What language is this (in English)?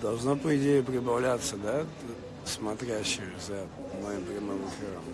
Russian